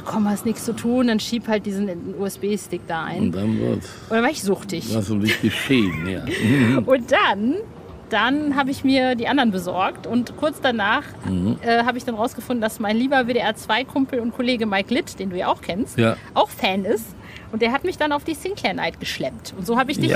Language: German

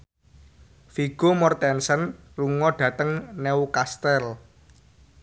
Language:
Javanese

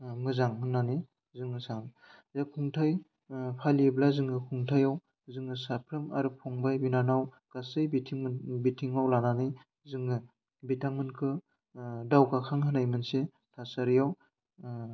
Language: Bodo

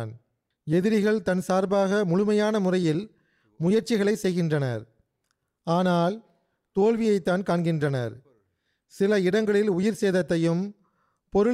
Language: Tamil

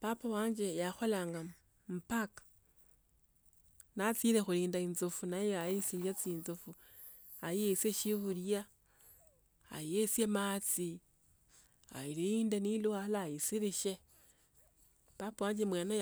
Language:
Tsotso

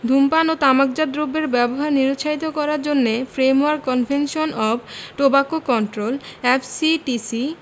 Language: Bangla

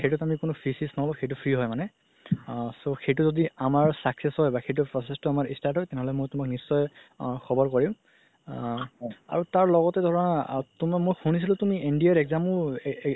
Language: Assamese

